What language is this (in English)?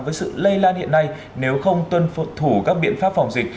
Vietnamese